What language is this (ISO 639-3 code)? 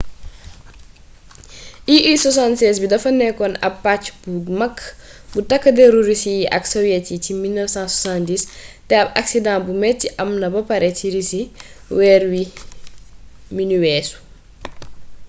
wol